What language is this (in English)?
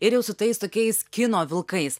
Lithuanian